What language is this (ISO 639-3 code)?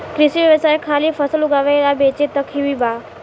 bho